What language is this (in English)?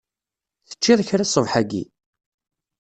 Kabyle